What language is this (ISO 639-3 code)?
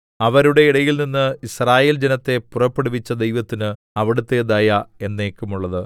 mal